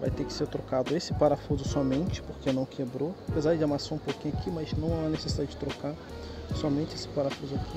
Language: Portuguese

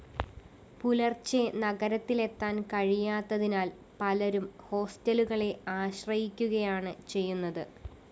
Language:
Malayalam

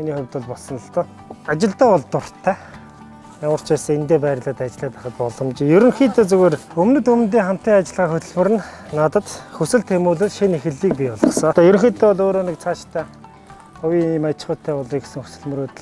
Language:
Korean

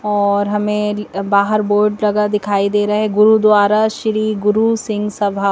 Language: Hindi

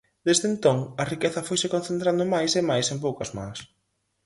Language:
Galician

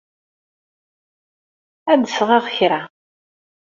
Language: Kabyle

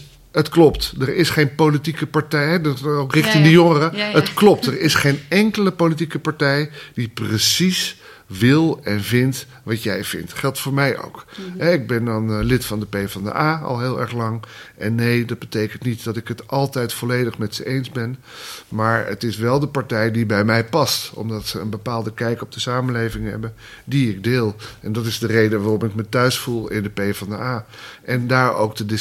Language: Dutch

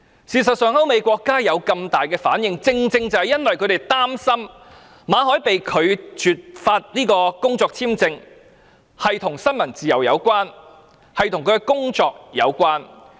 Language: Cantonese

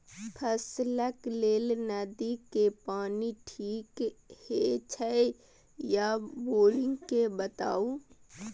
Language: Maithili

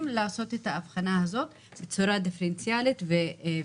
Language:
Hebrew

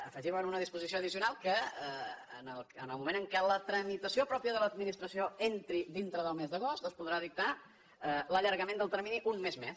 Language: Catalan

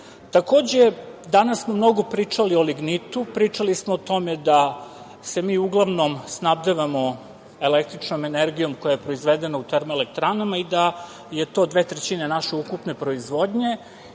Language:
Serbian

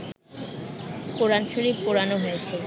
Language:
Bangla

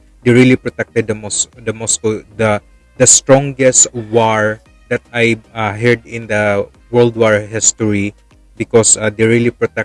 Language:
Russian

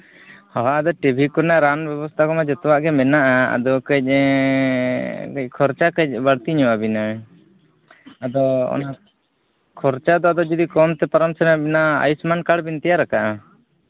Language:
Santali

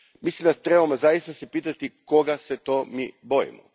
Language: Croatian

